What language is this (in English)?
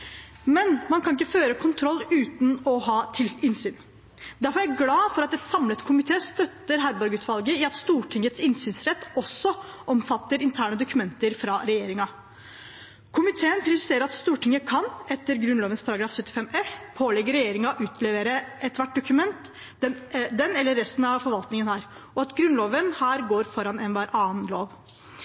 Norwegian Bokmål